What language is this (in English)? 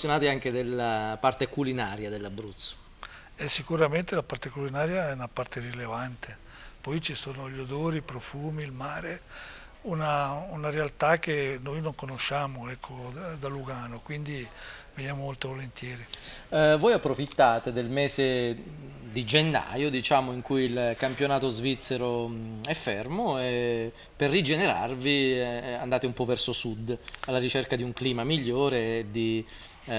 Italian